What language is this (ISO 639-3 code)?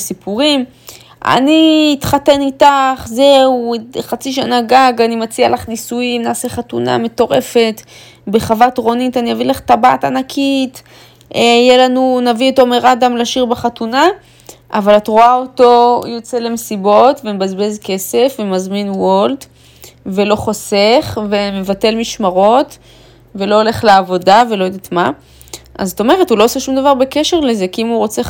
heb